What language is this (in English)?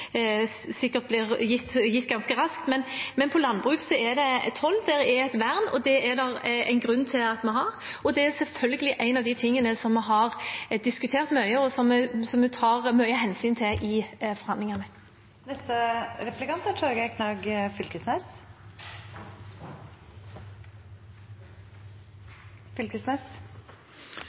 Norwegian